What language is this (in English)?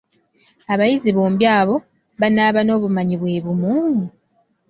Ganda